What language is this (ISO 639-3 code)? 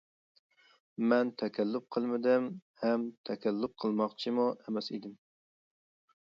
uig